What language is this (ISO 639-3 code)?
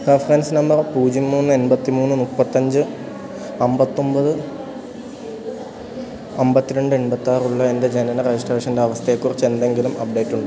mal